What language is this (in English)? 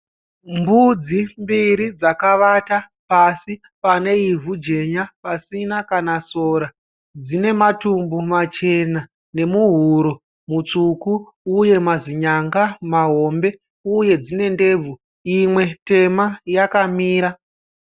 Shona